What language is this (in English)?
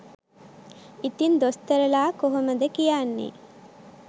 Sinhala